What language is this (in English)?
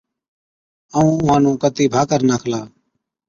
Od